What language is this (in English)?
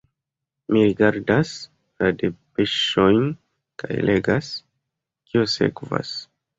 Esperanto